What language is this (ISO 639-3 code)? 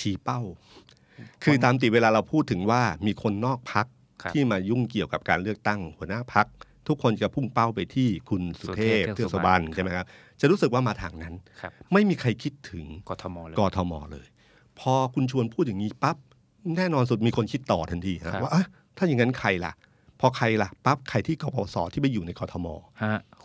tha